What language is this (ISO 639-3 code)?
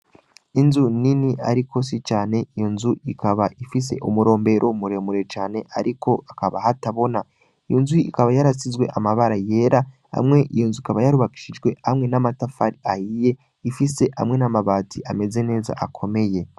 run